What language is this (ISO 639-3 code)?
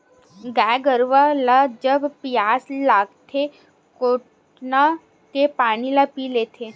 hne